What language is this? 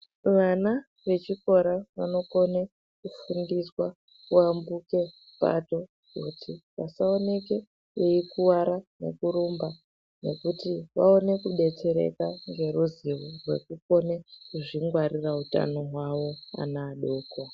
Ndau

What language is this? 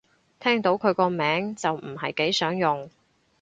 Cantonese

